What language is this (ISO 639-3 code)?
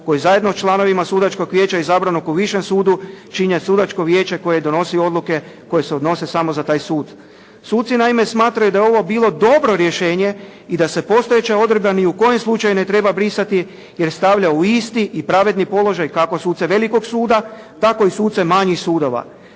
hrv